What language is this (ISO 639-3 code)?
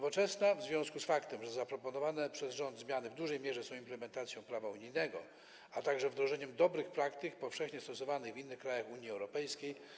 pol